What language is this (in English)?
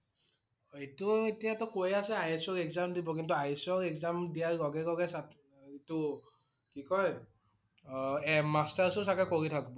Assamese